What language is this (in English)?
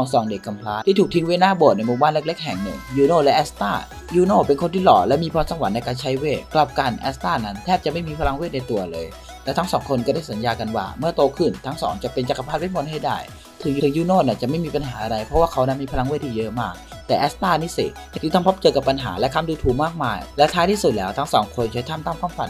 Thai